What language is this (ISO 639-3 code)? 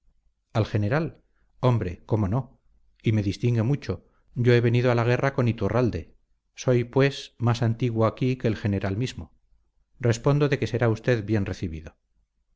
spa